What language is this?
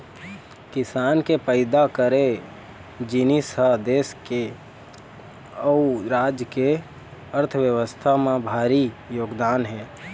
Chhattisgarhi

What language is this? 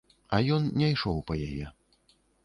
Belarusian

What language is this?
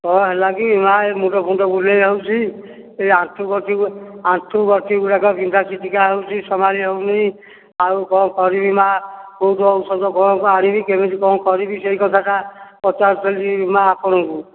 Odia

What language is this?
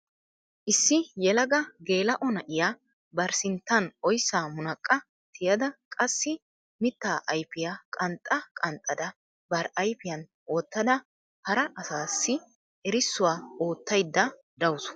Wolaytta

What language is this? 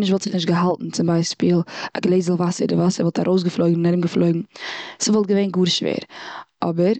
Yiddish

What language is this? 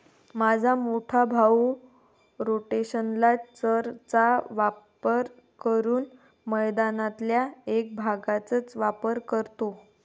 Marathi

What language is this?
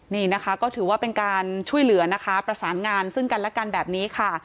Thai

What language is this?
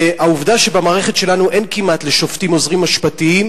Hebrew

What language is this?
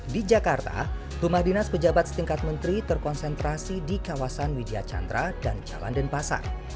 Indonesian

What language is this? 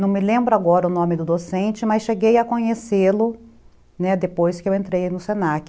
Portuguese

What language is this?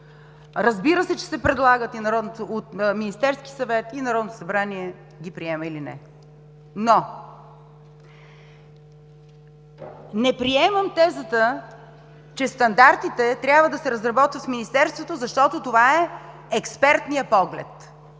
Bulgarian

